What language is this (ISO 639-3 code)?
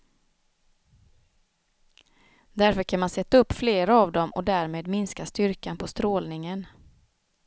swe